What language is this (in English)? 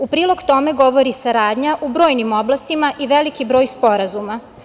Serbian